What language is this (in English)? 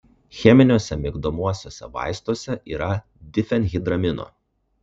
Lithuanian